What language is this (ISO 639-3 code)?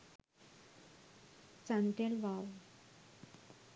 sin